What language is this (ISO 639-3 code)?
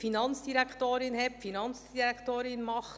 gsw